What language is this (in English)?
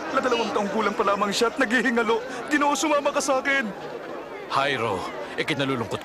Filipino